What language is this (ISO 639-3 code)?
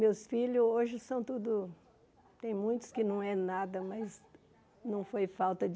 por